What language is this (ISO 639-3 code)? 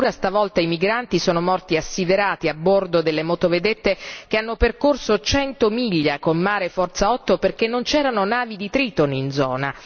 ita